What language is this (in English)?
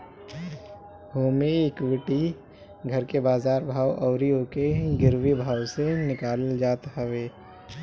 Bhojpuri